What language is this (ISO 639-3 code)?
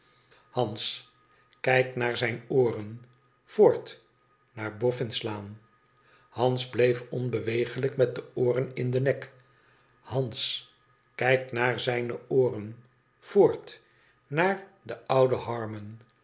nld